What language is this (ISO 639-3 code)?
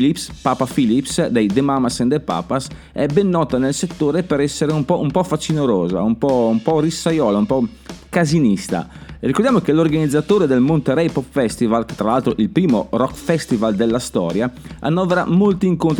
ita